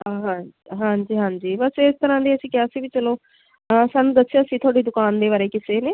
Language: Punjabi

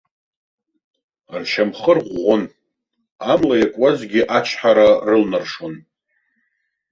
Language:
Abkhazian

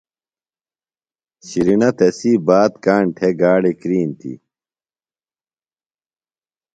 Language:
Phalura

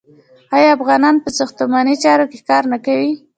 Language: Pashto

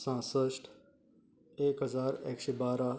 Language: Konkani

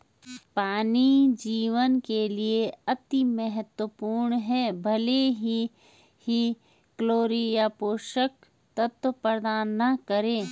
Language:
Hindi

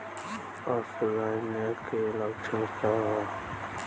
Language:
Bhojpuri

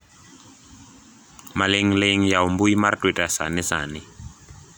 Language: Luo (Kenya and Tanzania)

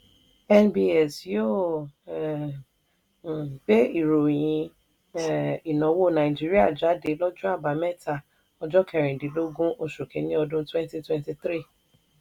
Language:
Yoruba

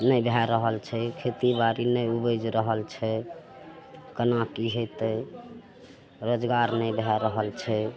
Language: Maithili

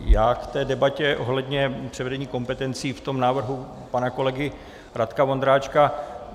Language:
Czech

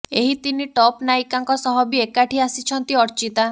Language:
Odia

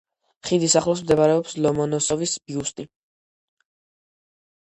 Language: Georgian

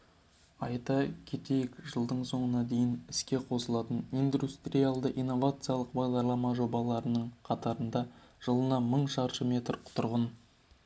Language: Kazakh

